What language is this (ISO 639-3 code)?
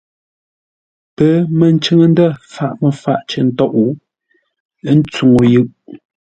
nla